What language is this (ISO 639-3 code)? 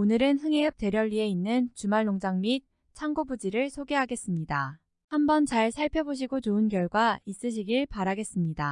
kor